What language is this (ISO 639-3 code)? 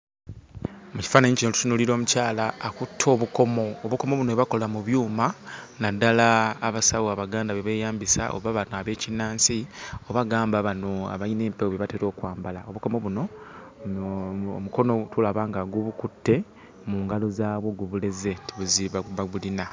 lug